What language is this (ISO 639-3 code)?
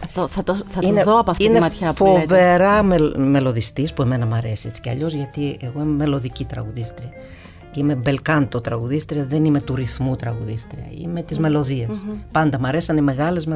ell